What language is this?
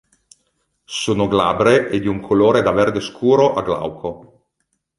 Italian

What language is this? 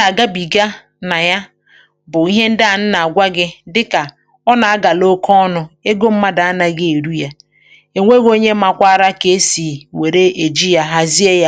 Igbo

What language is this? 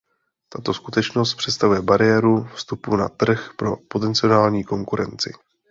Czech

